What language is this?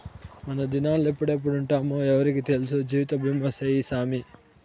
Telugu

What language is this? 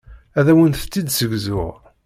Kabyle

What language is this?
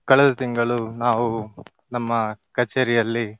Kannada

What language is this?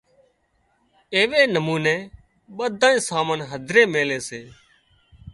Wadiyara Koli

